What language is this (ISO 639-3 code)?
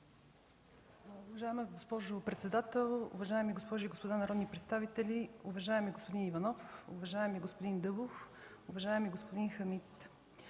bul